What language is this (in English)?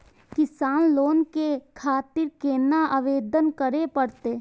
Maithili